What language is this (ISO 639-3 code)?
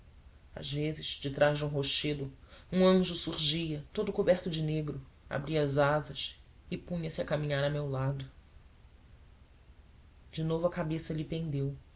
por